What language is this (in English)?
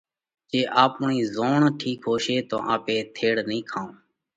Parkari Koli